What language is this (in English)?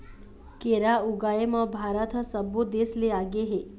Chhattisgarhi